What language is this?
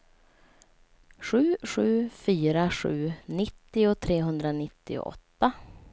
Swedish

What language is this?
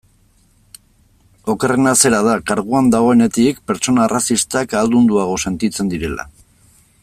Basque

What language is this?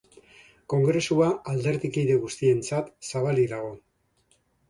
Basque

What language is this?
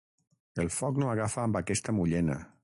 Catalan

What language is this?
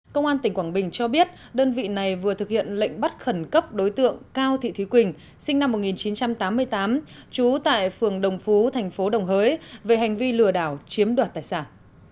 Vietnamese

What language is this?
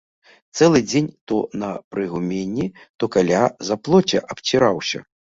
Belarusian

